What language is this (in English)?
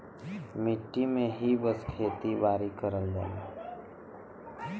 Bhojpuri